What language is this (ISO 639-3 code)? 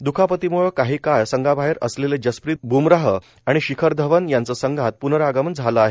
mar